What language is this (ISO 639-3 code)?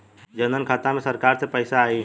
bho